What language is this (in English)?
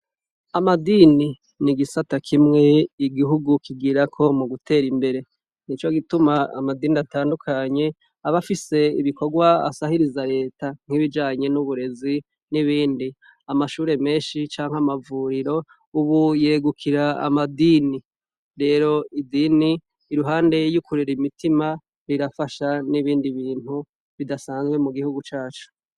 Rundi